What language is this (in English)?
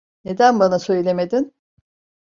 Turkish